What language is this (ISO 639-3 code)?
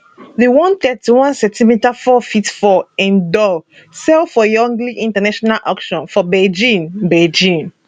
pcm